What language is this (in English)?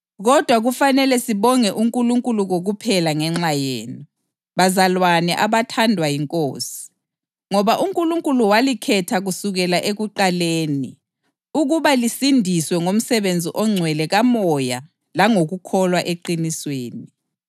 North Ndebele